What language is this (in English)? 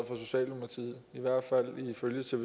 Danish